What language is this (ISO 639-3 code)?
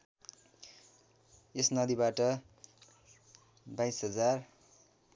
nep